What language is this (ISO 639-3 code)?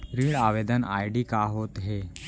hne